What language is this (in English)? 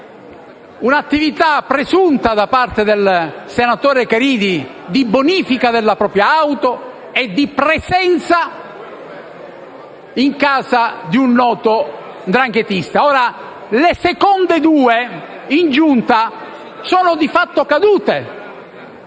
Italian